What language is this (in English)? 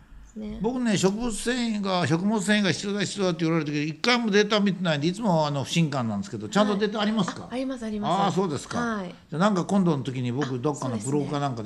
Japanese